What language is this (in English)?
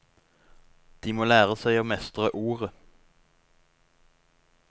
Norwegian